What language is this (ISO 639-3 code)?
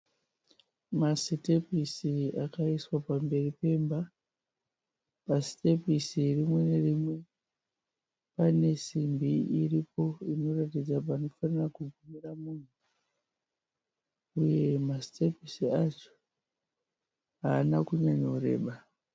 sna